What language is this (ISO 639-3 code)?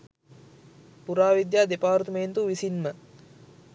sin